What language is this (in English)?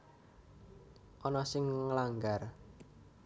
Javanese